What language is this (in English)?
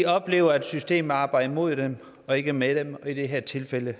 Danish